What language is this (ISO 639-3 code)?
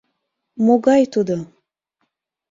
chm